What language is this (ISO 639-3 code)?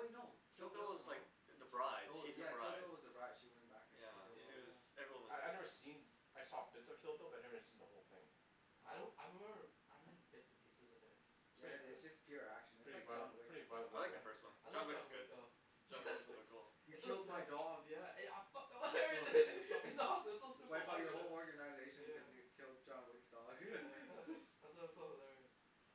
eng